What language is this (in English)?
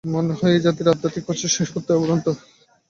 Bangla